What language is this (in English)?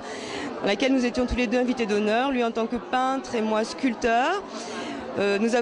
French